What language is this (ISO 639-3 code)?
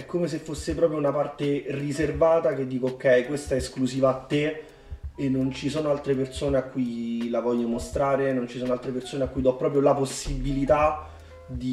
ita